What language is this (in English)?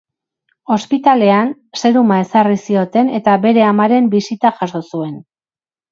Basque